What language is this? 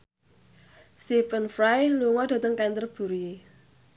Javanese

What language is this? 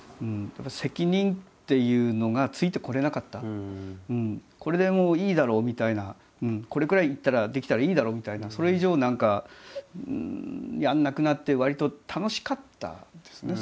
Japanese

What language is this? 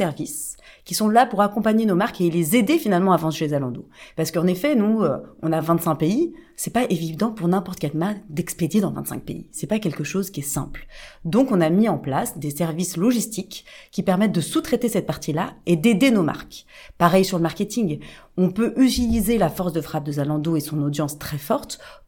French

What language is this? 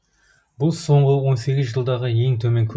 Kazakh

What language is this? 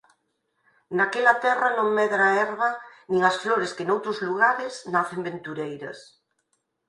Galician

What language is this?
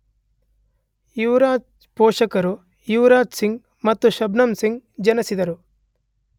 Kannada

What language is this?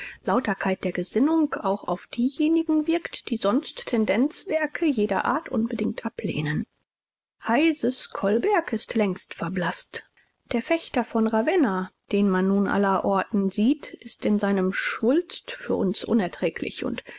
German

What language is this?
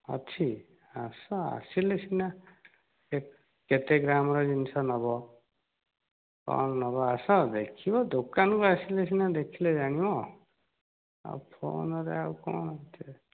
Odia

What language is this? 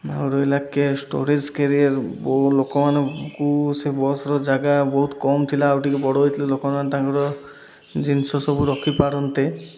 Odia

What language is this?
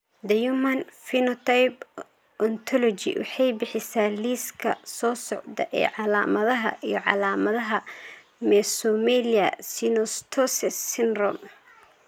Somali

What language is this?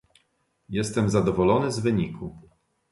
Polish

